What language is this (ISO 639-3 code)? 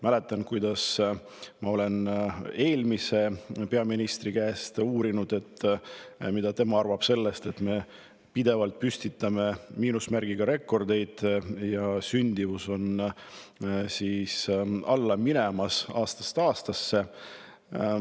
est